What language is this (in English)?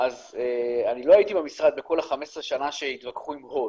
Hebrew